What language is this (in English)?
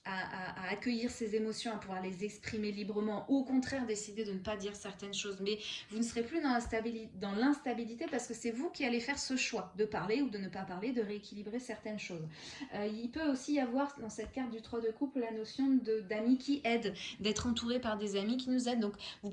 French